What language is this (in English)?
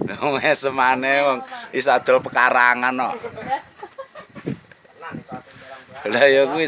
Indonesian